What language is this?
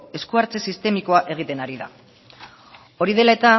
Basque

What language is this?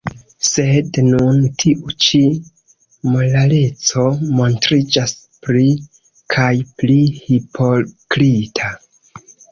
Esperanto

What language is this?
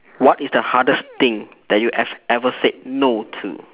English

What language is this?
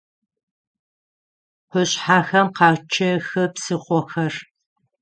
Adyghe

